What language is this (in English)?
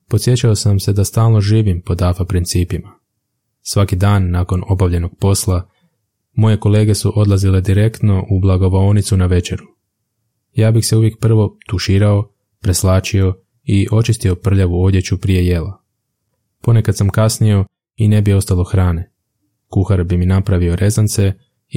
Croatian